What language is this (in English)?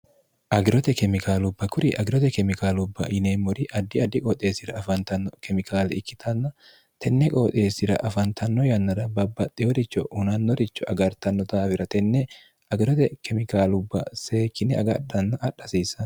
Sidamo